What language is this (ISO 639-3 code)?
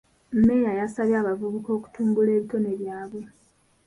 lug